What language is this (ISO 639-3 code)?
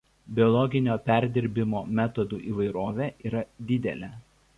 lit